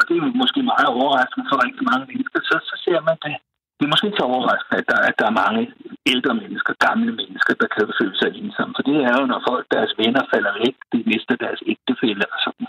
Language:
Danish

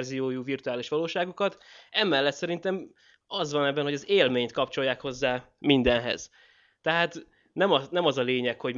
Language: Hungarian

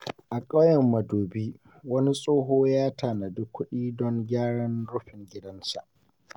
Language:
Hausa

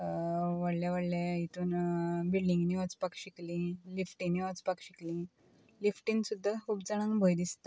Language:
Konkani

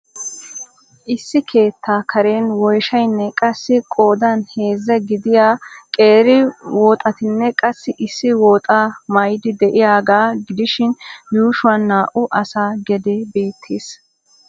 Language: Wolaytta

